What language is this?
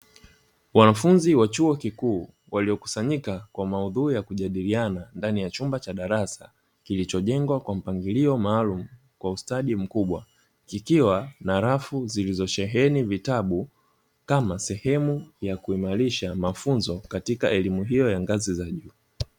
Swahili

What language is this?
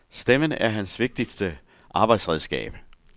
Danish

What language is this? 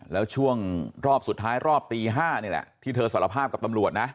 Thai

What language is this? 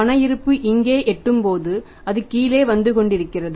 Tamil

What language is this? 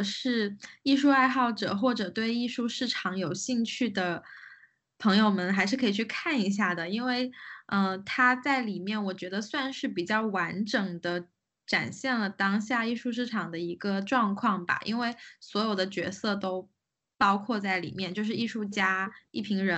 Chinese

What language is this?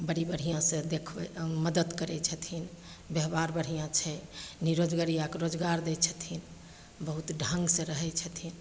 Maithili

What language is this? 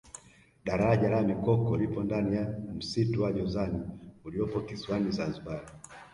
Swahili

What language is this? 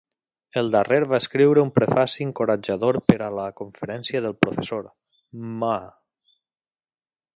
Catalan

